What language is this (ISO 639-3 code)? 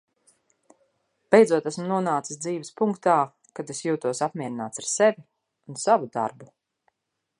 lav